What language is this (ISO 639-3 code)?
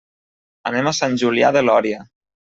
cat